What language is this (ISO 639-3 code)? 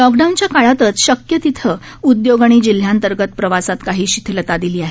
mar